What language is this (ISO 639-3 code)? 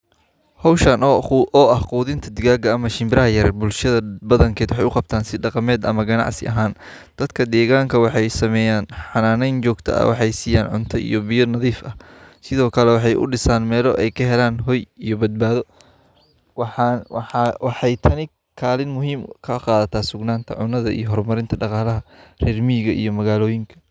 som